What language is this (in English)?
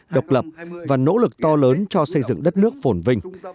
Vietnamese